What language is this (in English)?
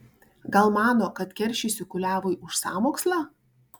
Lithuanian